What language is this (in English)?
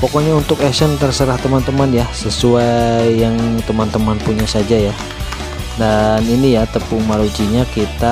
Indonesian